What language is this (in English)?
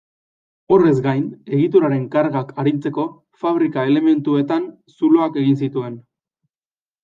Basque